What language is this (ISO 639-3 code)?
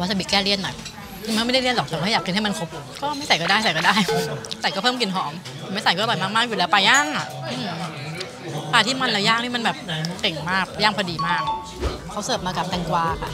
tha